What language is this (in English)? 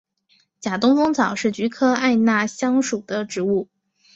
Chinese